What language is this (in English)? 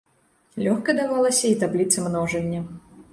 Belarusian